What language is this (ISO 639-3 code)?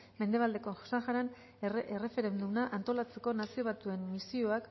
eus